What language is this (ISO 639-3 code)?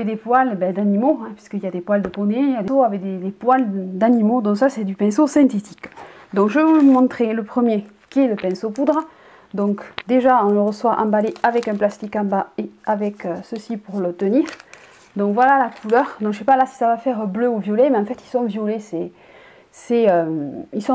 fra